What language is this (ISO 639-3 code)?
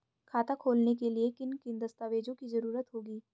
hin